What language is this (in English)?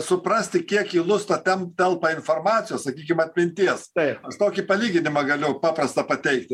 Lithuanian